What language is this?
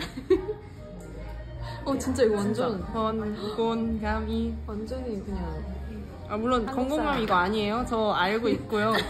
Korean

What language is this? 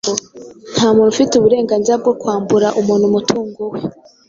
Kinyarwanda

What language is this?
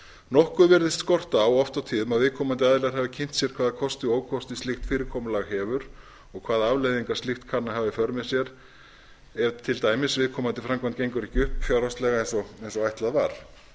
Icelandic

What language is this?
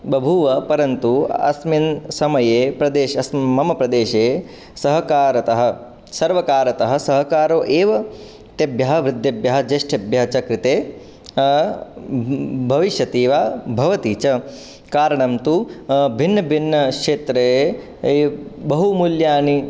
Sanskrit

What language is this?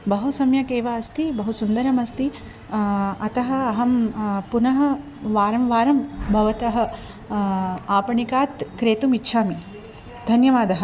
Sanskrit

